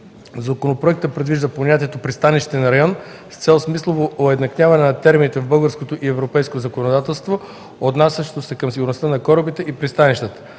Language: Bulgarian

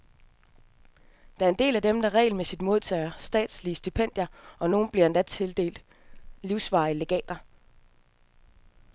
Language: Danish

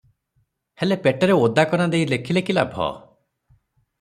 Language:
Odia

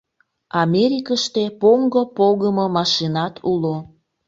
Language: Mari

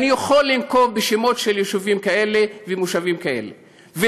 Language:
Hebrew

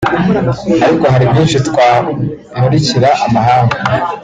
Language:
Kinyarwanda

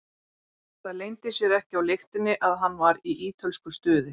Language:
Icelandic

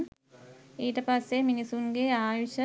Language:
Sinhala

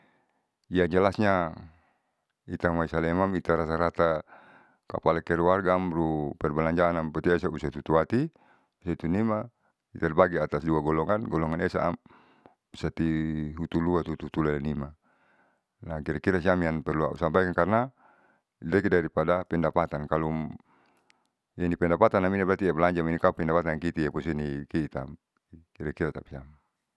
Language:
Saleman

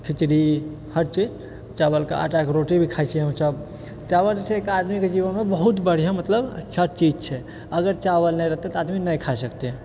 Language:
Maithili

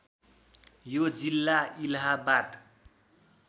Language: Nepali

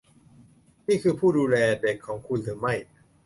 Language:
Thai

